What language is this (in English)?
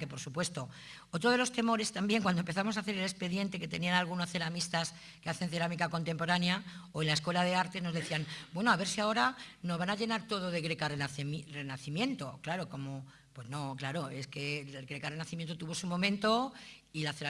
Spanish